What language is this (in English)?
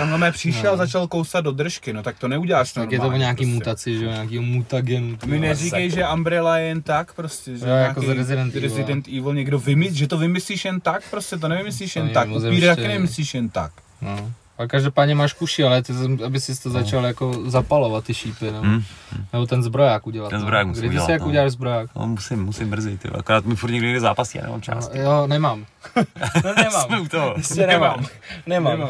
Czech